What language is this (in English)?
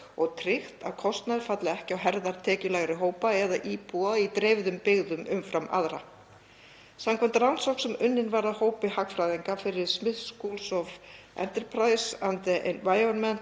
Icelandic